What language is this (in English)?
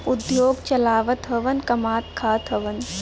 Bhojpuri